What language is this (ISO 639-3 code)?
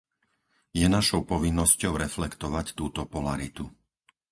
slk